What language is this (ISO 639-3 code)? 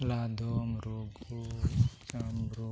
sat